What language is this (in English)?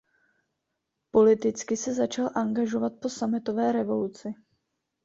Czech